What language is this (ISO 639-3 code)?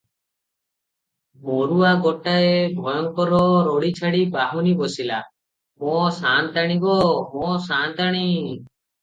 ori